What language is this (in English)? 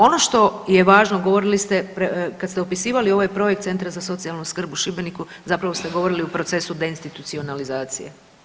Croatian